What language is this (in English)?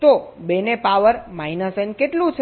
Gujarati